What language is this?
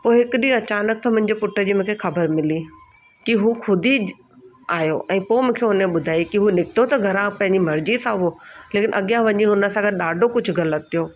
Sindhi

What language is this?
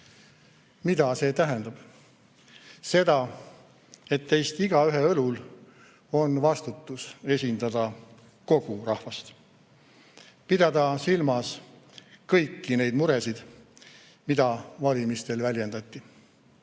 Estonian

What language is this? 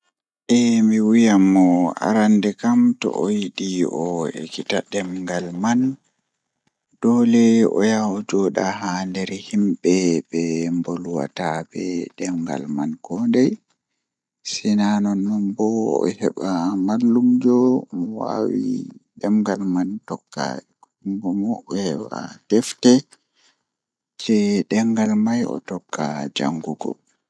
Fula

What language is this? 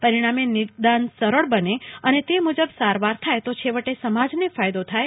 Gujarati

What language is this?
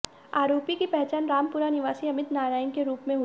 Hindi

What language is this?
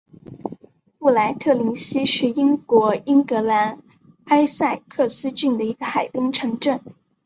Chinese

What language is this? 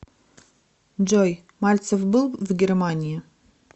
Russian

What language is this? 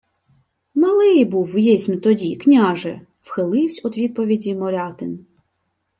Ukrainian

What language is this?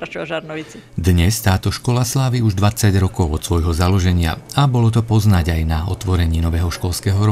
Slovak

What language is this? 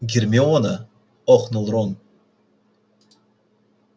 Russian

